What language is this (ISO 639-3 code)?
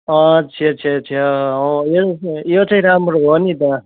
nep